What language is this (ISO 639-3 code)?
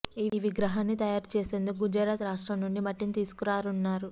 tel